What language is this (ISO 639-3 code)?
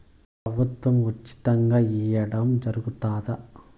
tel